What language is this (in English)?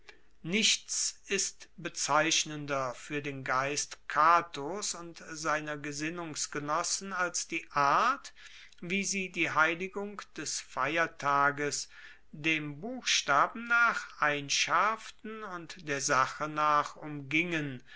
German